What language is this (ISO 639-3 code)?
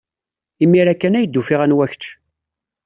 kab